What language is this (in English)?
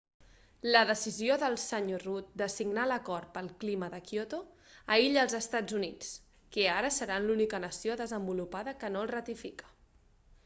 Catalan